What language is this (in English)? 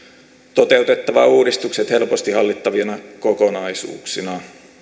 Finnish